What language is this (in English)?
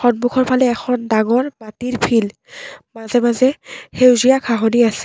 Assamese